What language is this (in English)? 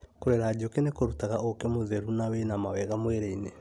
Kikuyu